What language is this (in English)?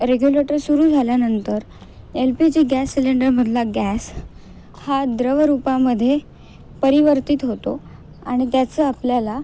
Marathi